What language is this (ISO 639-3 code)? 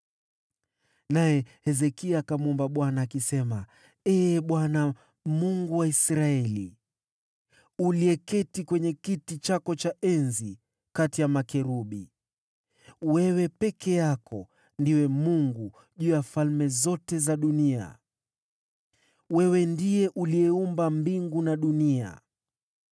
swa